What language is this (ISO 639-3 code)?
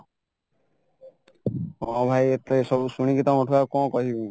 ori